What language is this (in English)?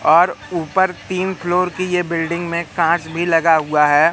Hindi